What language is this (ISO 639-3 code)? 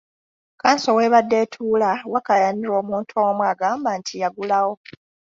lug